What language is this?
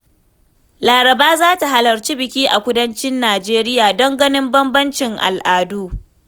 Hausa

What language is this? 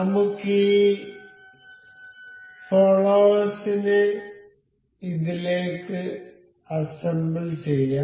Malayalam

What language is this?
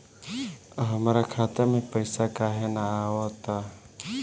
Bhojpuri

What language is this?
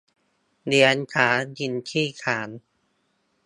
Thai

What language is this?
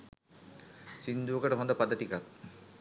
Sinhala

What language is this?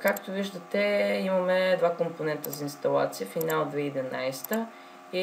Bulgarian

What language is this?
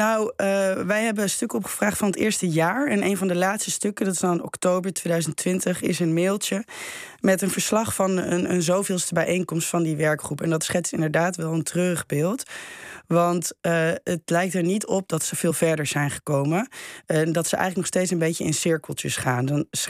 Dutch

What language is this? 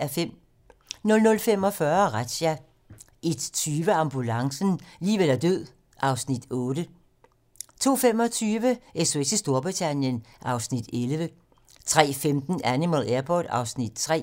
Danish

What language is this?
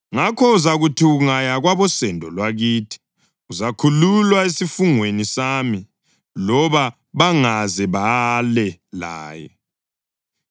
North Ndebele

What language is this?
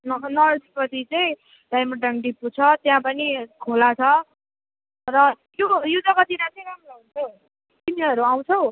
Nepali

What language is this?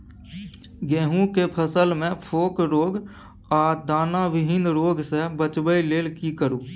Maithili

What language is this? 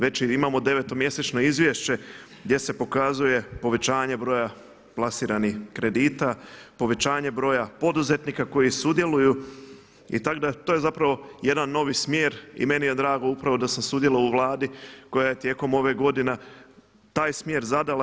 Croatian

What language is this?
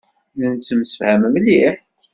Kabyle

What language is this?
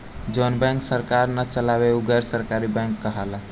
Bhojpuri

